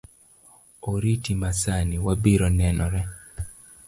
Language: Luo (Kenya and Tanzania)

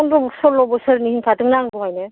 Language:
Bodo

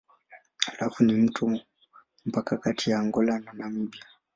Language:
Swahili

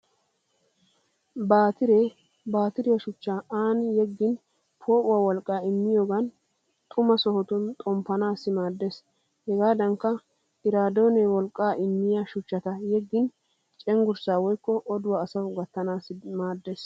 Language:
Wolaytta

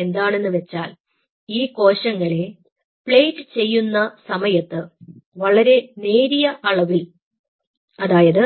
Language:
Malayalam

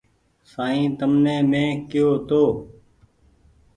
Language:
Goaria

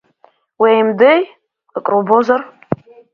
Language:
Abkhazian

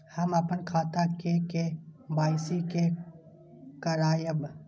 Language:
Maithili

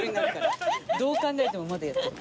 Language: Japanese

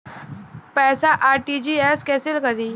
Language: Bhojpuri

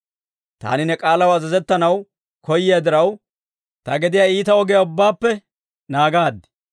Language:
Dawro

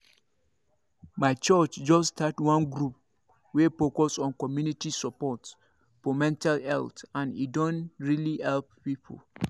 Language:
Nigerian Pidgin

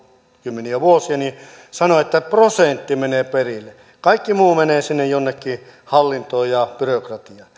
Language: Finnish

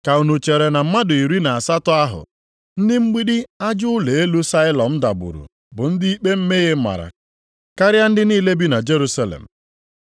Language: Igbo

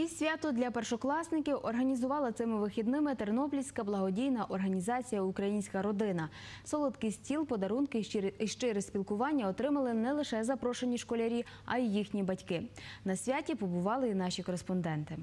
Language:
Ukrainian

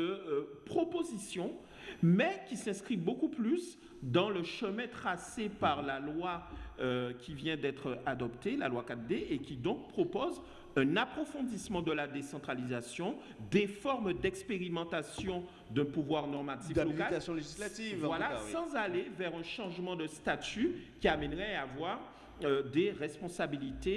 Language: French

